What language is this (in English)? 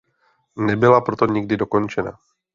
Czech